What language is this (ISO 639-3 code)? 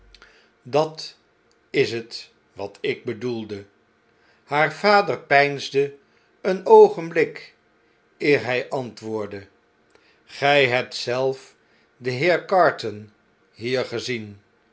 nld